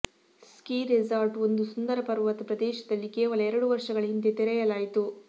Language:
Kannada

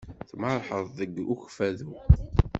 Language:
Kabyle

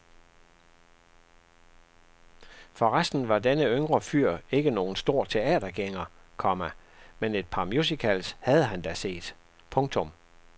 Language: Danish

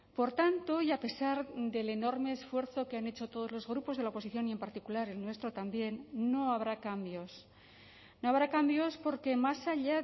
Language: Spanish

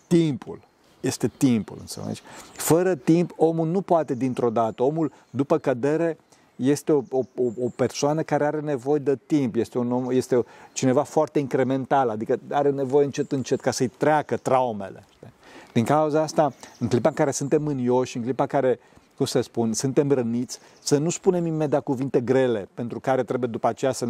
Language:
Romanian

